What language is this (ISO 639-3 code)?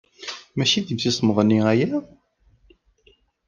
kab